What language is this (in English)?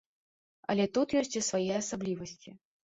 Belarusian